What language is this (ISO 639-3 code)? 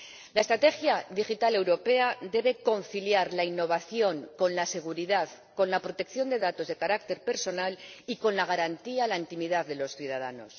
spa